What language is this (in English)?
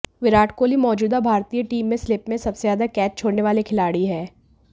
Hindi